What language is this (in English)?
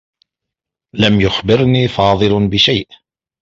Arabic